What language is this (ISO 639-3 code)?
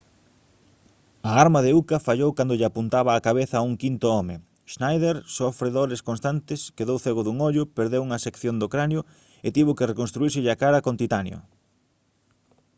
glg